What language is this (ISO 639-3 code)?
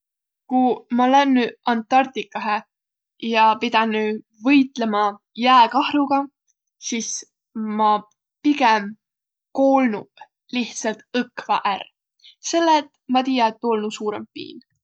vro